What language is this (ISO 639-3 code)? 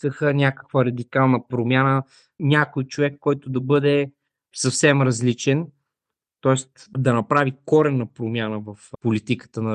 bul